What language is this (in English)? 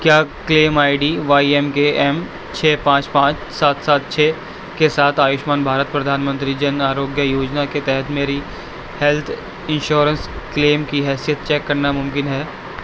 Urdu